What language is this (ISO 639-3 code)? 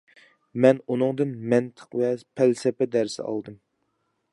uig